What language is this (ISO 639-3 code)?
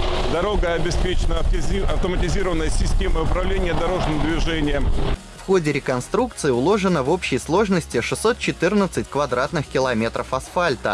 rus